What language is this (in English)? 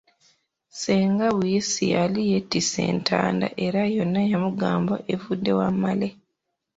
Ganda